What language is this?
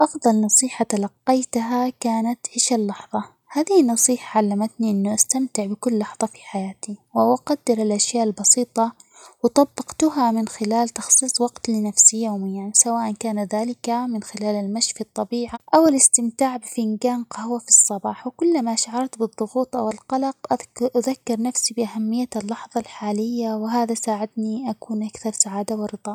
Omani Arabic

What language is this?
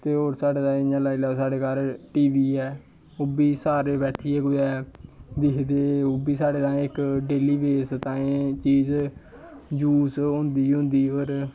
Dogri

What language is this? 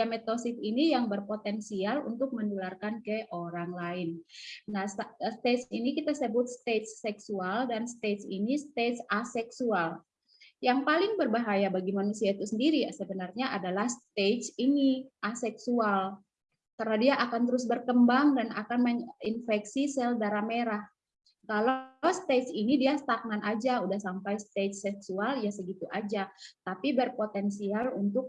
Indonesian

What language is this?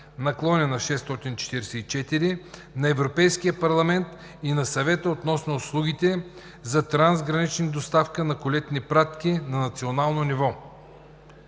Bulgarian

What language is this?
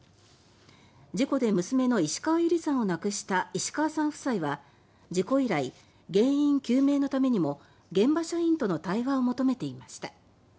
Japanese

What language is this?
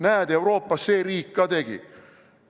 Estonian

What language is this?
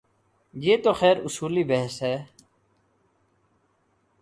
Urdu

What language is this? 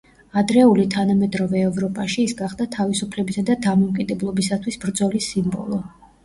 Georgian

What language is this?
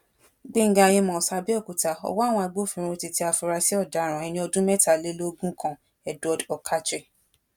Yoruba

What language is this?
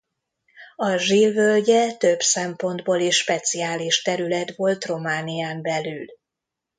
Hungarian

